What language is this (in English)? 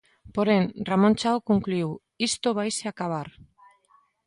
Galician